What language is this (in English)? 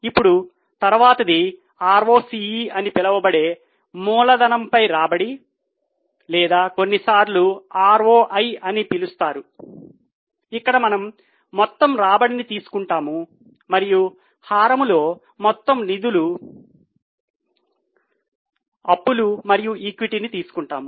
Telugu